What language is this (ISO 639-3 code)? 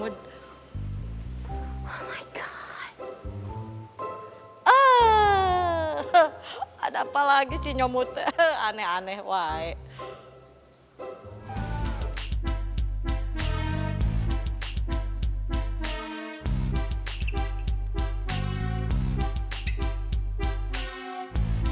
ind